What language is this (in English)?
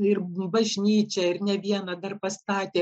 Lithuanian